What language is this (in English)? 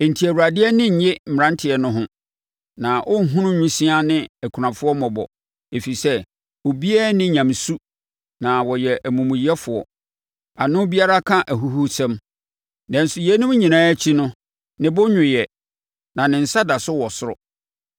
Akan